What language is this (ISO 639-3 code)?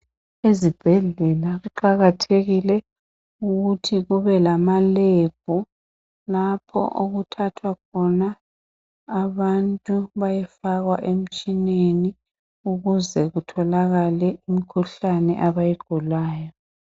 nde